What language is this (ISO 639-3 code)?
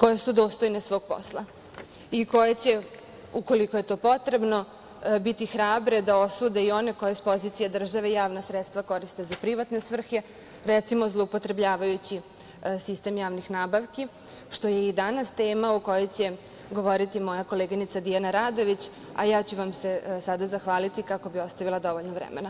srp